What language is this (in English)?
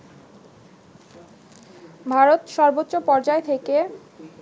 Bangla